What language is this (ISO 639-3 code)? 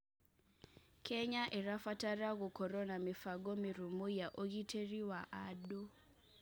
kik